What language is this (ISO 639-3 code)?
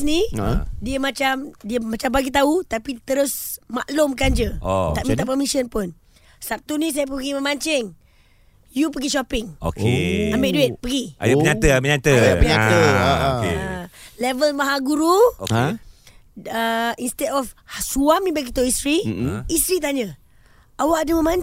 msa